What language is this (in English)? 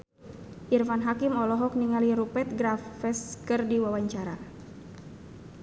Sundanese